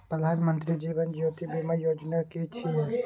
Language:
Maithili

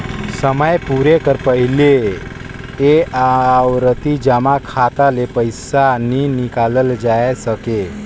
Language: Chhattisgarhi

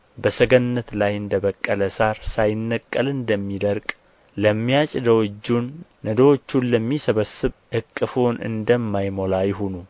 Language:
Amharic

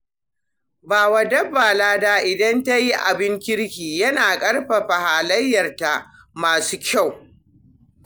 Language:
Hausa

